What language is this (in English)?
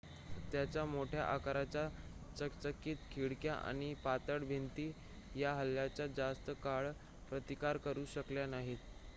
Marathi